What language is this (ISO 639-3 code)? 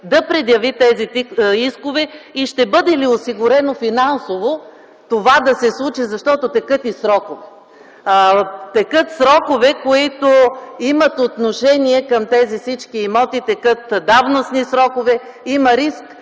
bul